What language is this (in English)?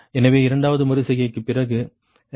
Tamil